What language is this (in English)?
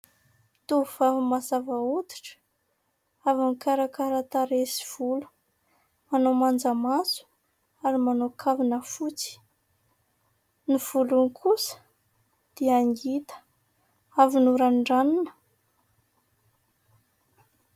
Malagasy